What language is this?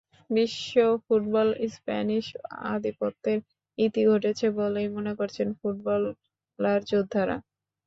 Bangla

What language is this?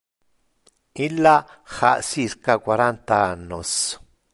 Interlingua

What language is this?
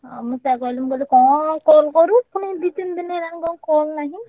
Odia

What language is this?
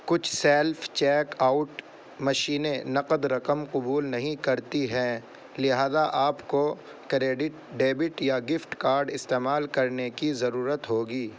Urdu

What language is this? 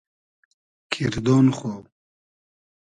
Hazaragi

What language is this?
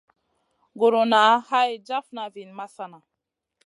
Masana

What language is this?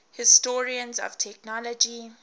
English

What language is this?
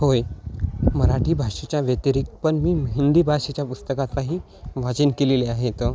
Marathi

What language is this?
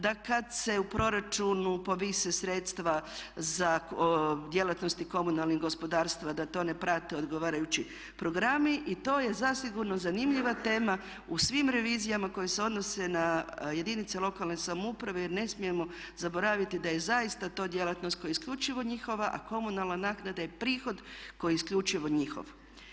Croatian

